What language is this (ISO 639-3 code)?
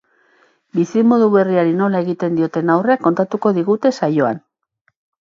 eus